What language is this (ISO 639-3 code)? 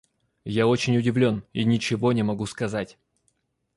rus